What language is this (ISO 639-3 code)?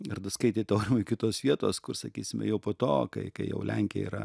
lit